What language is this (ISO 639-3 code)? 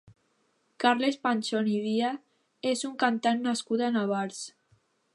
cat